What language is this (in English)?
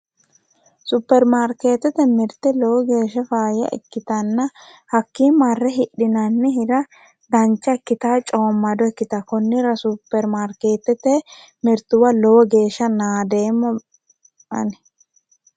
Sidamo